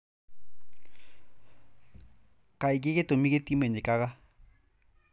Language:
Kikuyu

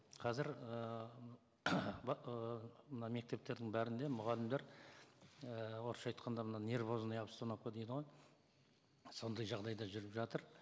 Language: Kazakh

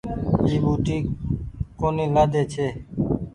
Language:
Goaria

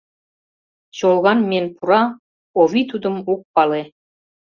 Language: Mari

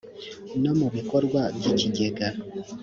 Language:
Kinyarwanda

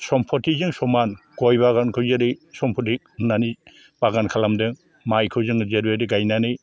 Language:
Bodo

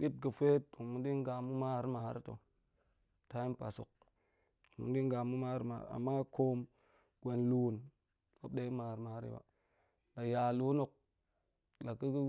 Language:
Goemai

